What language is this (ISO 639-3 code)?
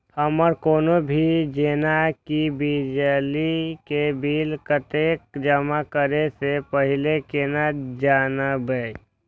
mai